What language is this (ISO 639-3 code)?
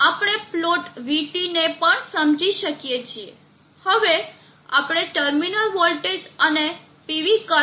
guj